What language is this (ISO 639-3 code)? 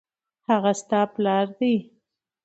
pus